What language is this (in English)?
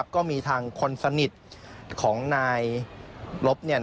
Thai